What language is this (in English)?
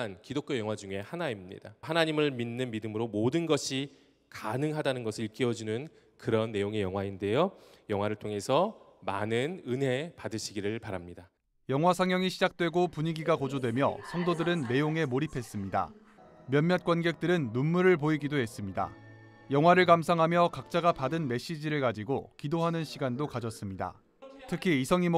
Korean